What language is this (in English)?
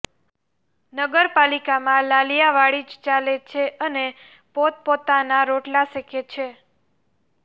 Gujarati